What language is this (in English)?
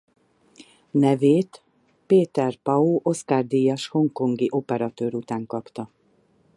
Hungarian